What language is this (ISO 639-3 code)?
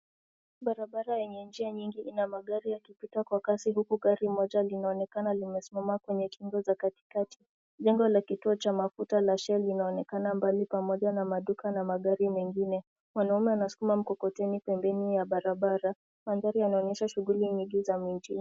swa